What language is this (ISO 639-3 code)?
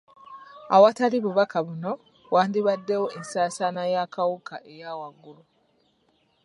lug